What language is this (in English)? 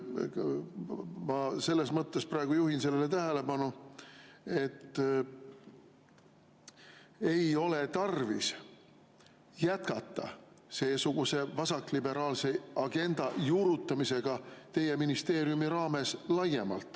Estonian